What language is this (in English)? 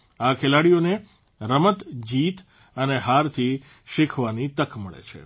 Gujarati